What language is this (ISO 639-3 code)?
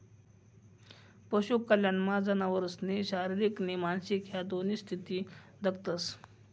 mar